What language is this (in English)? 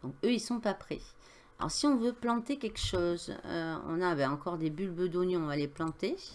French